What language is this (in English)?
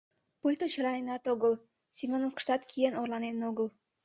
Mari